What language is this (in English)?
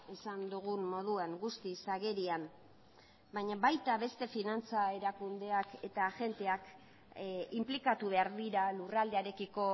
Basque